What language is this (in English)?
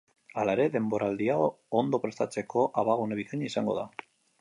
Basque